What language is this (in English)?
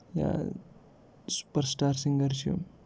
Kashmiri